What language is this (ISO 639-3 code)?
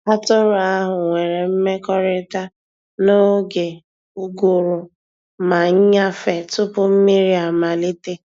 ibo